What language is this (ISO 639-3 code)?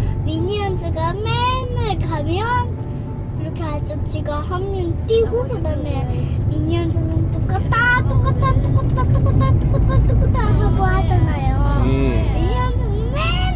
kor